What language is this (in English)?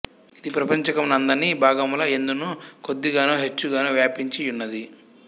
Telugu